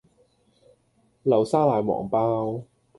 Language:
Cantonese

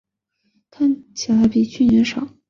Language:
Chinese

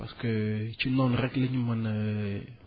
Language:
Wolof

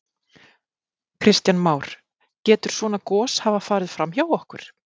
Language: Icelandic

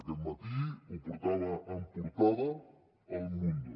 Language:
Catalan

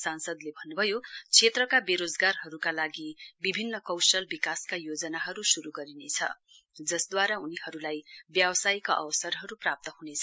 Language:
Nepali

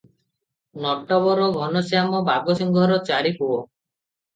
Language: Odia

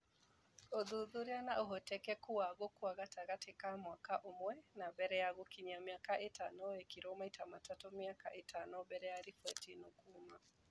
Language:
Kikuyu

